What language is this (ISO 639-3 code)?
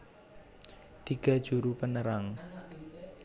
jav